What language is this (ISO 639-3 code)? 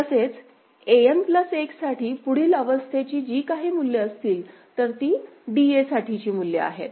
mar